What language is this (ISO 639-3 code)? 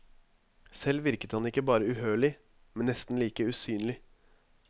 nor